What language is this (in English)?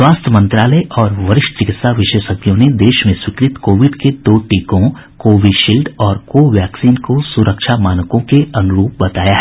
Hindi